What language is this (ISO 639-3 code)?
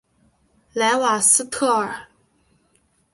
zho